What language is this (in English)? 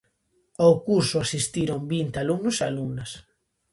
Galician